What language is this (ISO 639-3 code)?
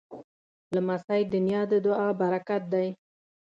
pus